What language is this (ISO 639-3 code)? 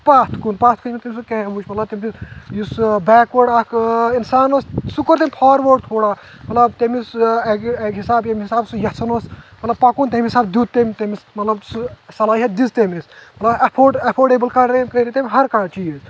kas